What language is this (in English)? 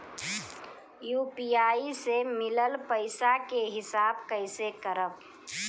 Bhojpuri